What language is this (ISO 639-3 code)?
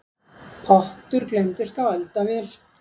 isl